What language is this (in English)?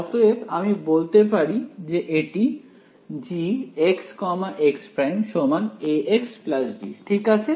Bangla